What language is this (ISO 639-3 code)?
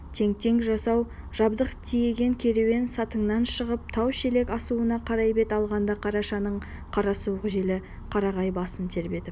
kaz